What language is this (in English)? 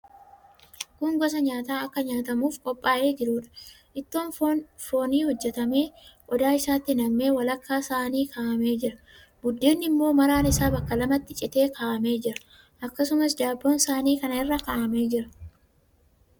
Oromo